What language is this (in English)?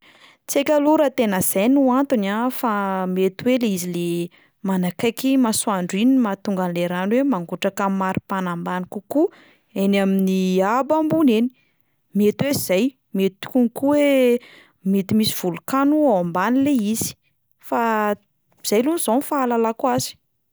Malagasy